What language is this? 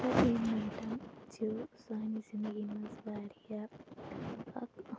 Kashmiri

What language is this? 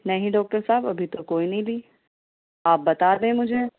Urdu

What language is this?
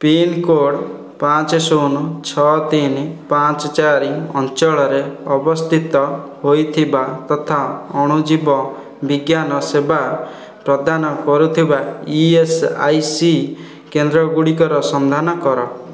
Odia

